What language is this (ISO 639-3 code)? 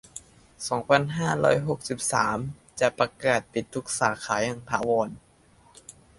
tha